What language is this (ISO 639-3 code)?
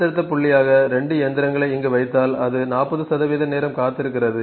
tam